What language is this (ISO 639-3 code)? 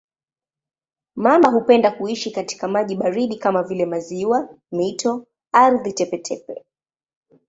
swa